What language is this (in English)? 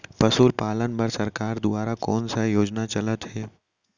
Chhattisgarhi